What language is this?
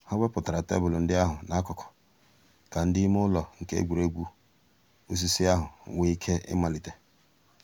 Igbo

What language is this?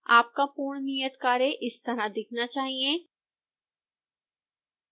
Hindi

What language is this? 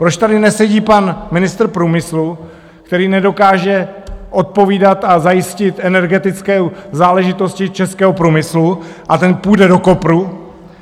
Czech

